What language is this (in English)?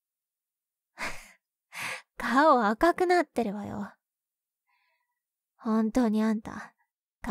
Japanese